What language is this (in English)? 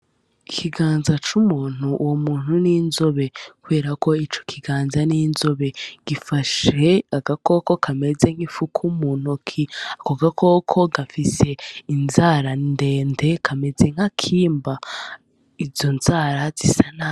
Rundi